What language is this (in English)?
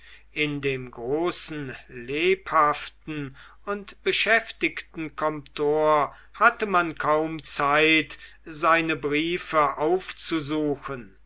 German